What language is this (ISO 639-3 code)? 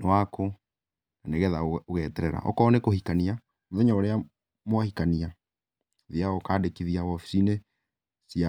kik